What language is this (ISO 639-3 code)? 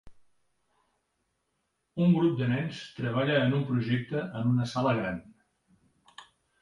cat